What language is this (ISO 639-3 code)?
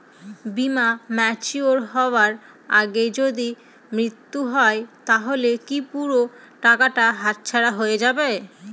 ben